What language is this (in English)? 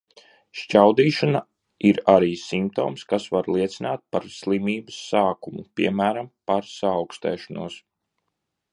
Latvian